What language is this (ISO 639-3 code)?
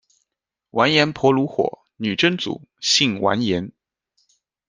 zho